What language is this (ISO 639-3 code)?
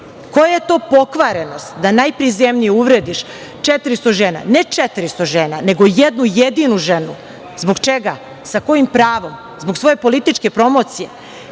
srp